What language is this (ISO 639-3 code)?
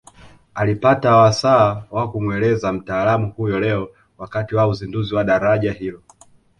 swa